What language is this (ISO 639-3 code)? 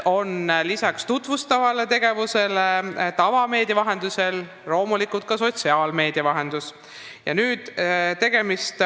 est